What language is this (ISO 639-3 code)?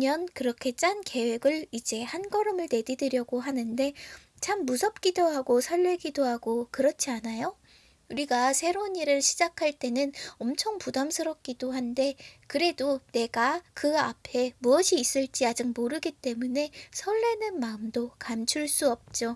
kor